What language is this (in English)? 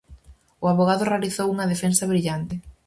Galician